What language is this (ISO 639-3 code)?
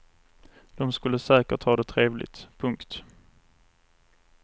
swe